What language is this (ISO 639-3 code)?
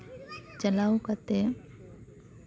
sat